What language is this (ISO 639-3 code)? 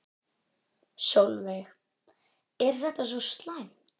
isl